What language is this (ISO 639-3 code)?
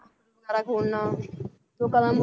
pan